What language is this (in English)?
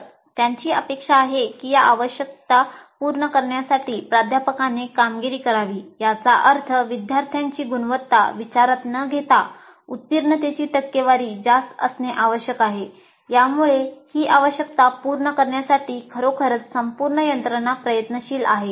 Marathi